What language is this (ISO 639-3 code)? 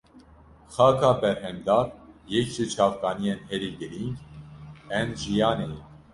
kur